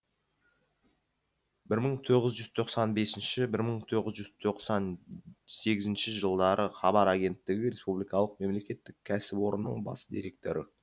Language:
Kazakh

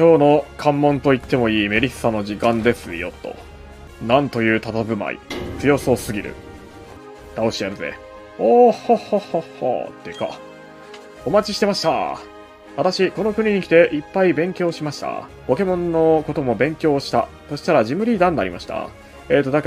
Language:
Japanese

